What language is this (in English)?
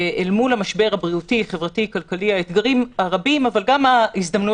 Hebrew